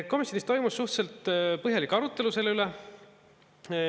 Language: Estonian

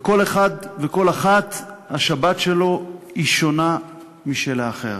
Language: Hebrew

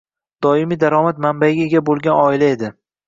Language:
Uzbek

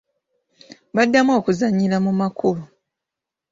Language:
Ganda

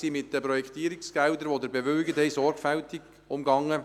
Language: Swiss German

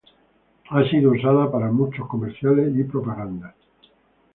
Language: Spanish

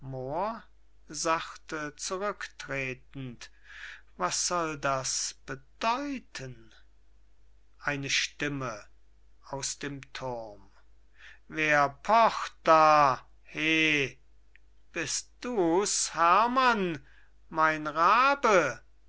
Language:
German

